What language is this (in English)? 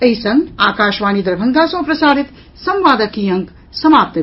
Maithili